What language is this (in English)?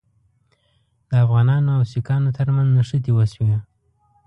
Pashto